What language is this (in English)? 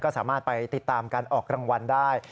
Thai